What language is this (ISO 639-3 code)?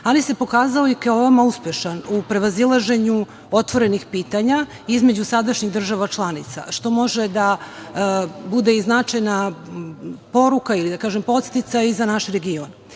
srp